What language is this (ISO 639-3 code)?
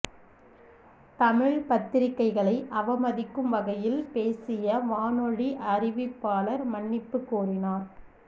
tam